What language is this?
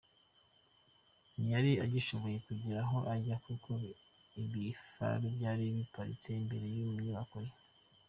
Kinyarwanda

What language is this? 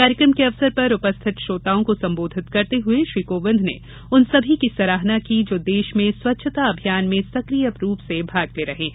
Hindi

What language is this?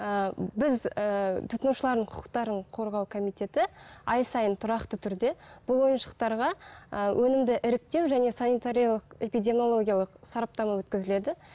Kazakh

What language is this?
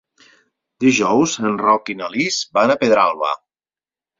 Catalan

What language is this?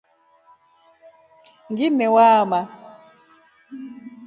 Rombo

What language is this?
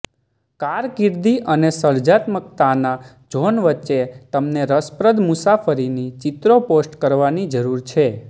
Gujarati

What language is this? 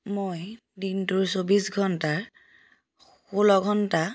Assamese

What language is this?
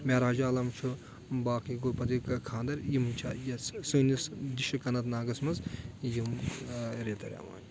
Kashmiri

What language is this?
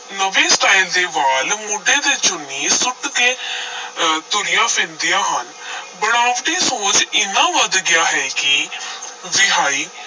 Punjabi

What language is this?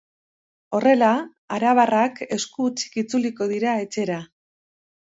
Basque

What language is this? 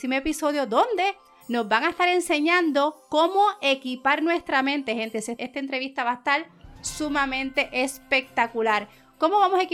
Spanish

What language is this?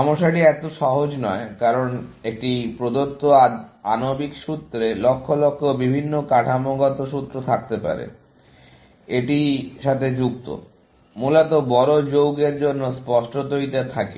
Bangla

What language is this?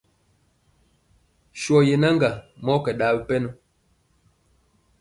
Mpiemo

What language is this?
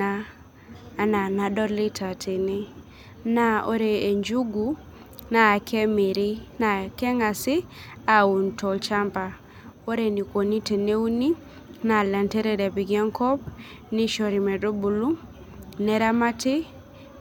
Masai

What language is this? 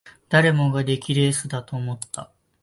Japanese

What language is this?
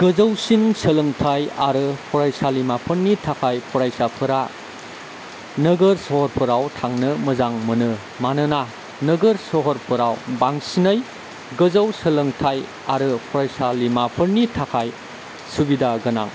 Bodo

